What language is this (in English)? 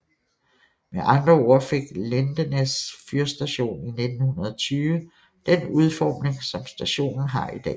Danish